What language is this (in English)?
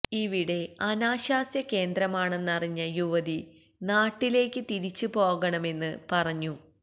Malayalam